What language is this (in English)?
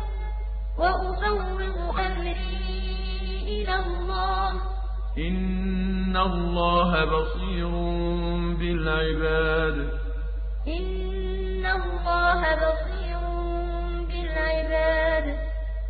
Arabic